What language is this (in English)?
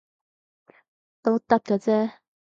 Cantonese